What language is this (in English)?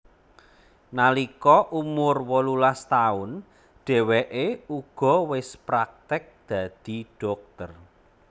Javanese